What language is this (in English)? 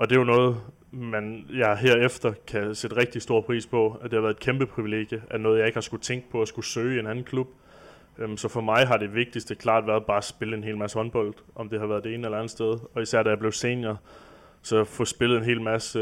Danish